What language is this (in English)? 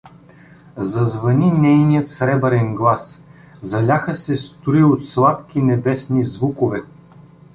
Bulgarian